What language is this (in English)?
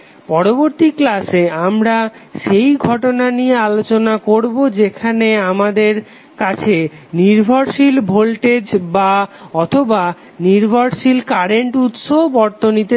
Bangla